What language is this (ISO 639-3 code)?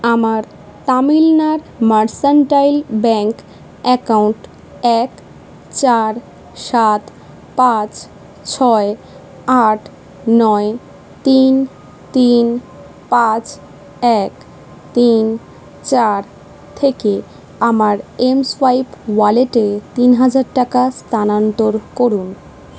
ben